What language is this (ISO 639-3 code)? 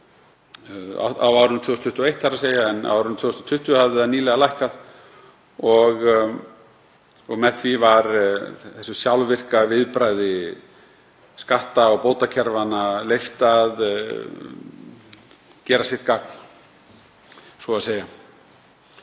isl